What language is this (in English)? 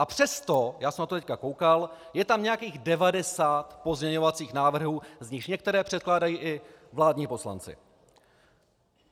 Czech